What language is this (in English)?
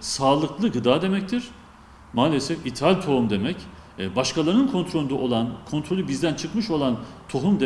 Turkish